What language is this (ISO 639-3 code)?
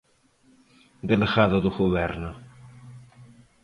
glg